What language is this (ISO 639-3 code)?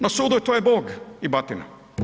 hrv